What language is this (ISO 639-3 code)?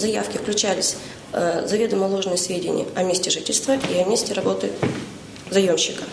rus